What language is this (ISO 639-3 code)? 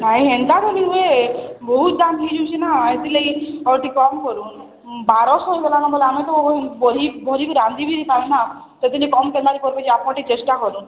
ori